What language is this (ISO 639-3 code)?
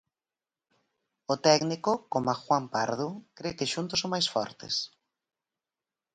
glg